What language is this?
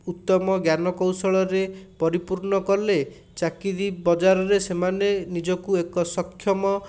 Odia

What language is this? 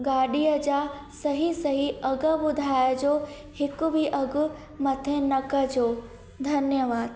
Sindhi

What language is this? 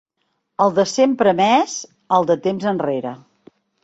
Catalan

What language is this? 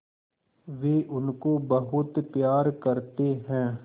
Hindi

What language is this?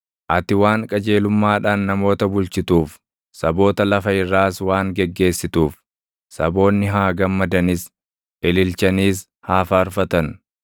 Oromo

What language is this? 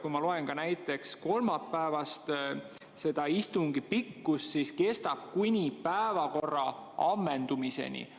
Estonian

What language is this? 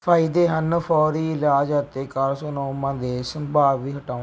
Punjabi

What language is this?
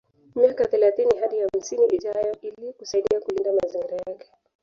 Swahili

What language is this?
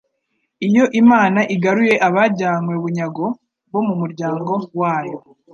Kinyarwanda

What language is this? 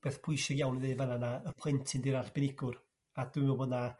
Welsh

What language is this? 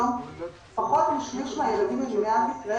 Hebrew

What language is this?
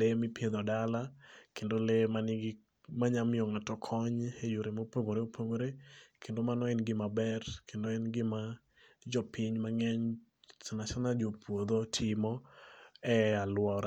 Luo (Kenya and Tanzania)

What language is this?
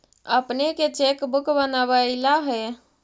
Magahi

